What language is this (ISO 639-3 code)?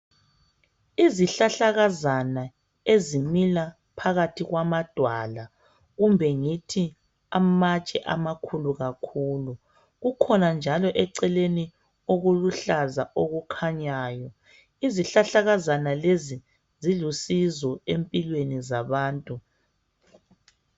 nde